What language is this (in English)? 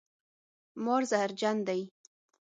Pashto